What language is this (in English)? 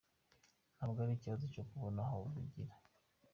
Kinyarwanda